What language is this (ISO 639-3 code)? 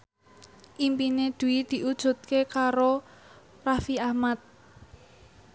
jav